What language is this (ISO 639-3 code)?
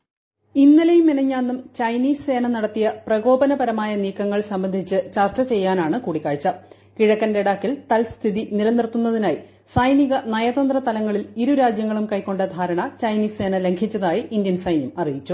mal